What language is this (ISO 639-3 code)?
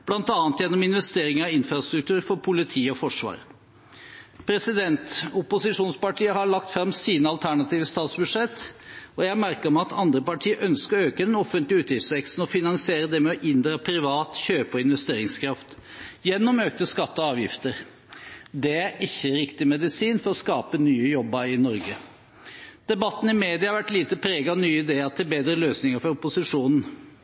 nob